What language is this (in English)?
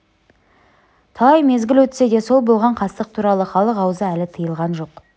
Kazakh